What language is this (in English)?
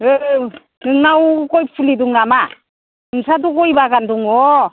Bodo